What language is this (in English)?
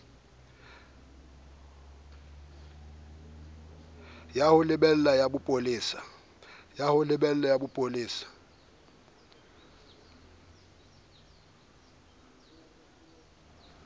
Southern Sotho